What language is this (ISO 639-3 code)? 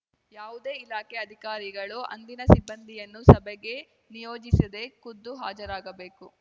kan